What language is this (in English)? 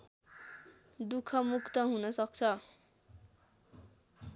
Nepali